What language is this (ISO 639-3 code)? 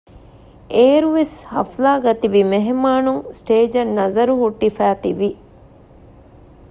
div